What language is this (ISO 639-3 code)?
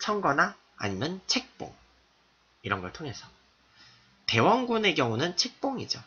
kor